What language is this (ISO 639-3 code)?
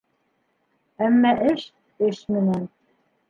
bak